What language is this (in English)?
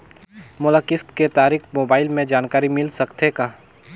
Chhattisgarhi